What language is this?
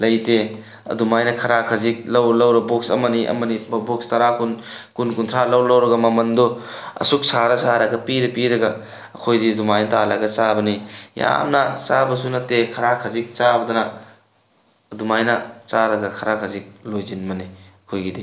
Manipuri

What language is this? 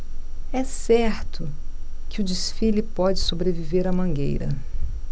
Portuguese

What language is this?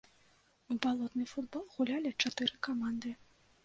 Belarusian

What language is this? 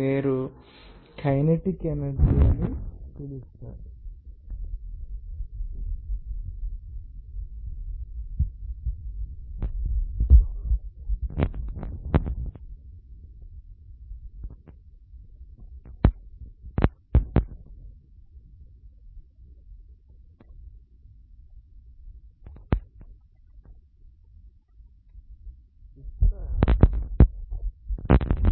Telugu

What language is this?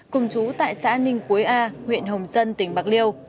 Vietnamese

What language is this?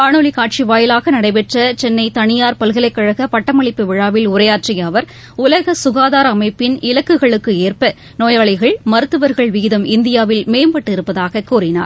Tamil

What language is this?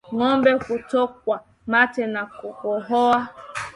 Swahili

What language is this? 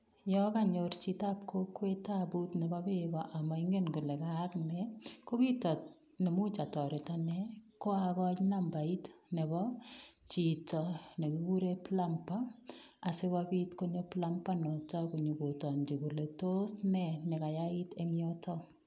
Kalenjin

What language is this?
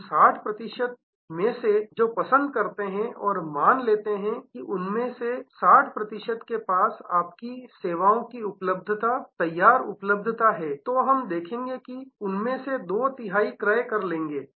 Hindi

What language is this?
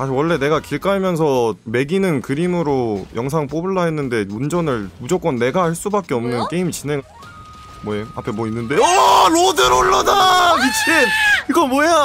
Korean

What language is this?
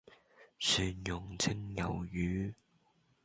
Cantonese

